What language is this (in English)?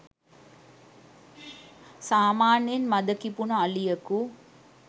Sinhala